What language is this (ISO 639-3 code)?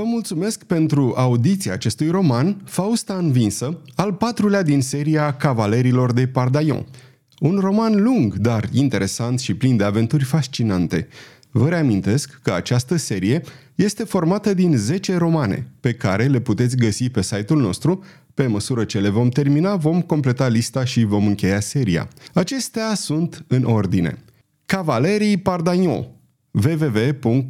ron